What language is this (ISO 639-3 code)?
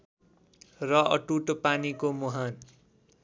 nep